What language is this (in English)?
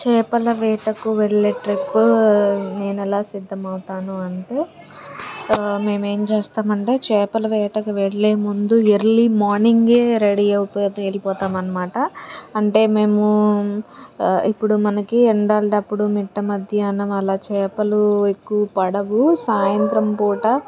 Telugu